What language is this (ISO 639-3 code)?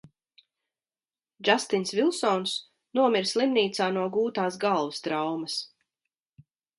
lav